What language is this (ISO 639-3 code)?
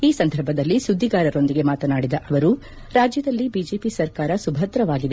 kan